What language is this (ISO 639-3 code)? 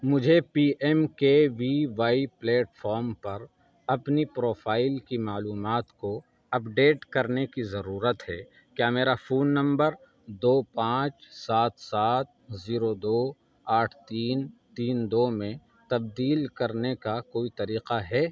urd